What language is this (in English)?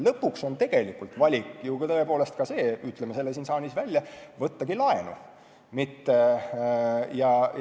Estonian